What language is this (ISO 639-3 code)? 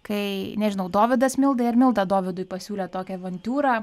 lit